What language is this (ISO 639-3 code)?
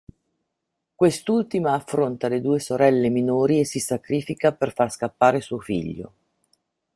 ita